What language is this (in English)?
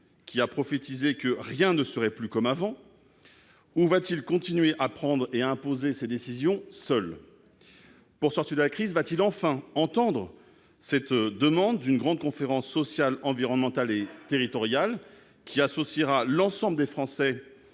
French